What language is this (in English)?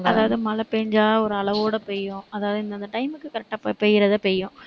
Tamil